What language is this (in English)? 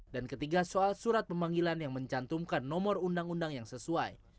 Indonesian